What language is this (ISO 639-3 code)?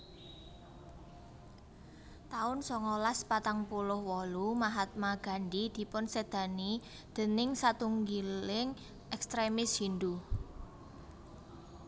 jav